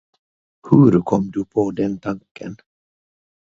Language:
Swedish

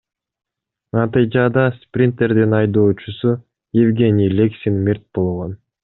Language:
Kyrgyz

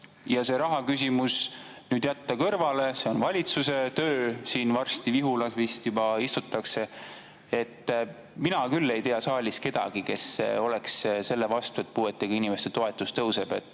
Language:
Estonian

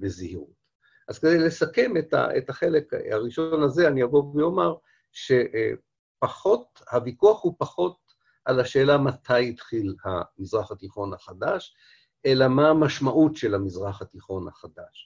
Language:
Hebrew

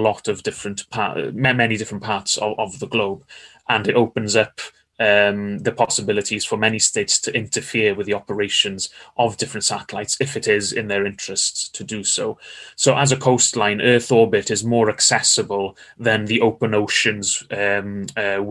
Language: Danish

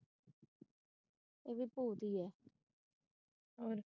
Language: Punjabi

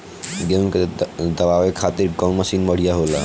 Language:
Bhojpuri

